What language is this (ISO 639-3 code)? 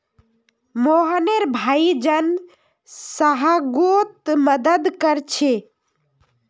mag